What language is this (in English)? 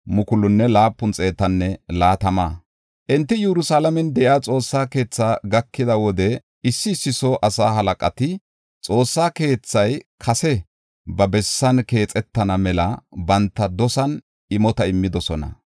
Gofa